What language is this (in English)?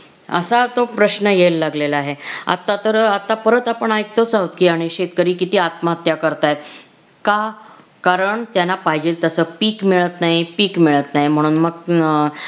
Marathi